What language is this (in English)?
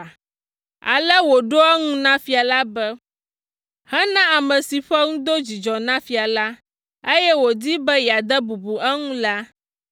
Ewe